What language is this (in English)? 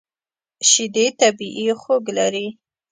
Pashto